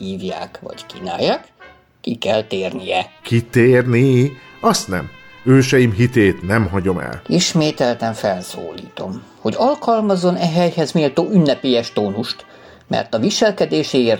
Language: Hungarian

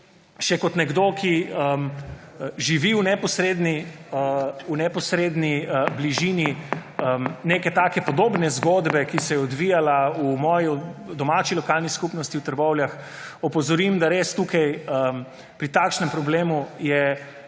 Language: Slovenian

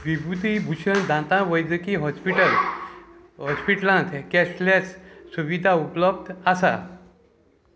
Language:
Konkani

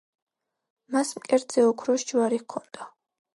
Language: Georgian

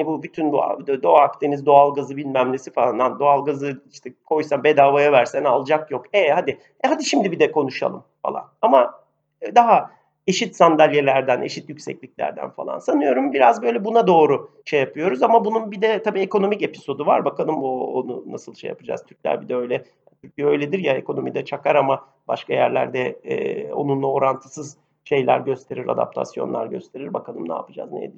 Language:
Turkish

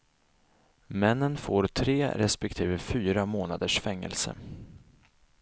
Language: Swedish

